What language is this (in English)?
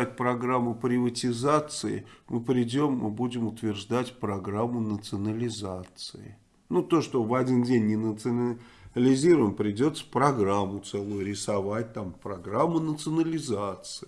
Russian